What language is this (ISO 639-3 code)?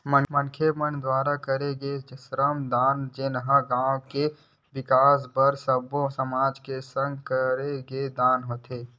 hne